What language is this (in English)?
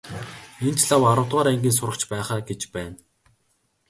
Mongolian